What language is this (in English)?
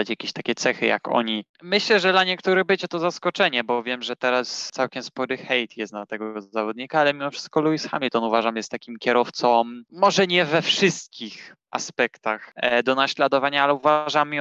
Polish